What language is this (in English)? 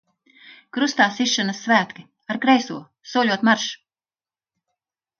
Latvian